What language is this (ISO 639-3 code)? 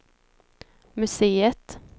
swe